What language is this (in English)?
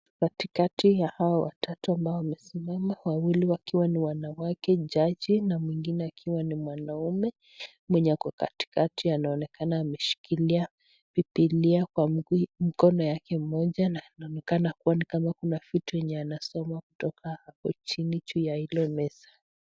Swahili